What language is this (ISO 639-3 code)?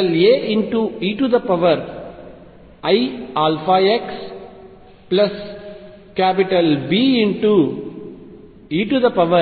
tel